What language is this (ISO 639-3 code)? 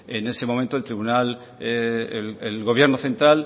spa